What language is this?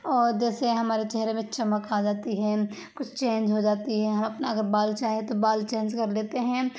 Urdu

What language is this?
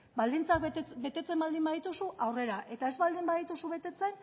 Basque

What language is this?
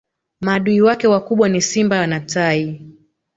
Swahili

